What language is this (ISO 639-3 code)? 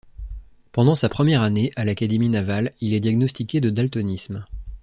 fra